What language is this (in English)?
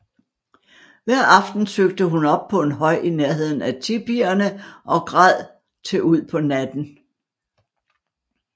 Danish